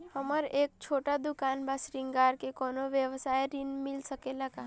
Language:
Bhojpuri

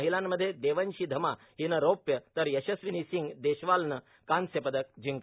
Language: Marathi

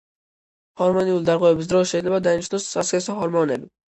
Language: Georgian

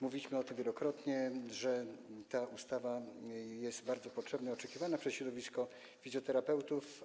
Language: Polish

